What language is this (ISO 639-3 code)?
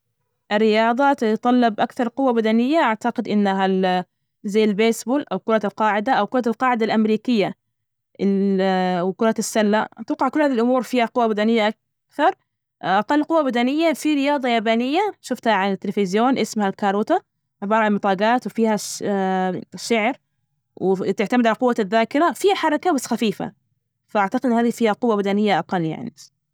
ars